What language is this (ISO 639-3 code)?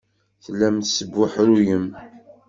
kab